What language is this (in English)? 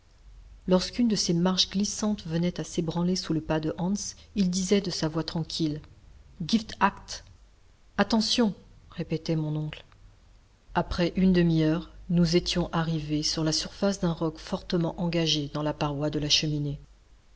French